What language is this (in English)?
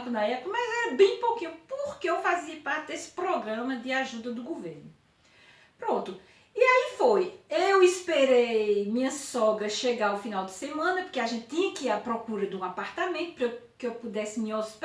Portuguese